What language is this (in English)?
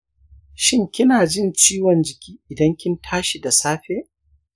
Hausa